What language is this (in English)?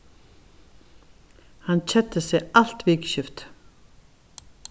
Faroese